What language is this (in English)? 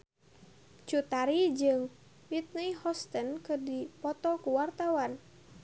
Sundanese